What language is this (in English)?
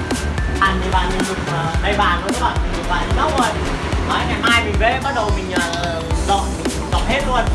Vietnamese